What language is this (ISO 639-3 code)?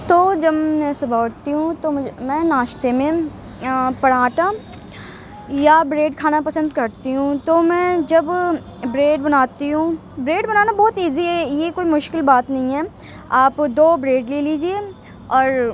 urd